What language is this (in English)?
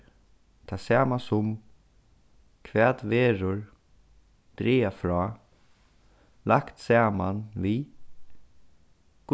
Faroese